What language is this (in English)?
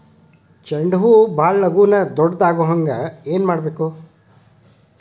Kannada